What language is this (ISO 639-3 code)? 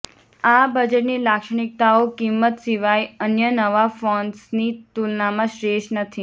guj